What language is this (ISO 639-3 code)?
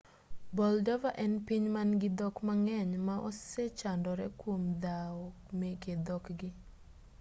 luo